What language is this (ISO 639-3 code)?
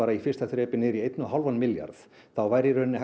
isl